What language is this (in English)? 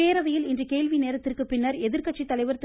Tamil